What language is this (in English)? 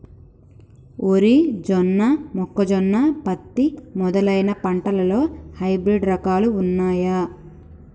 Telugu